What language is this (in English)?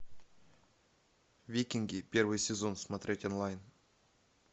Russian